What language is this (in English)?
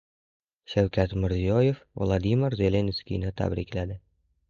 Uzbek